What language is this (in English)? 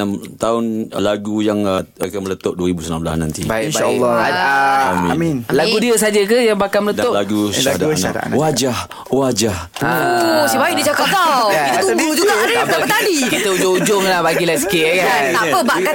Malay